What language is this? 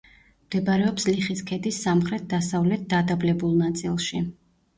Georgian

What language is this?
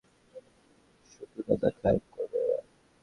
Bangla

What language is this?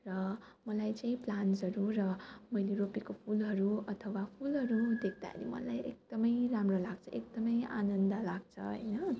Nepali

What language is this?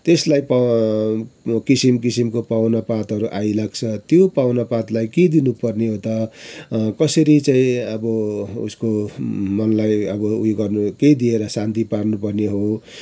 Nepali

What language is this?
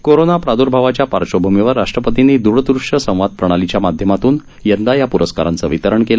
Marathi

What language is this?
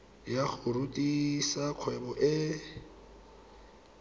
Tswana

